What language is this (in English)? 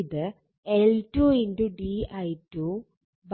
Malayalam